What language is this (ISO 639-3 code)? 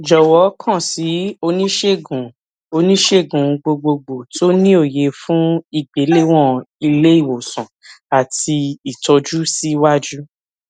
yor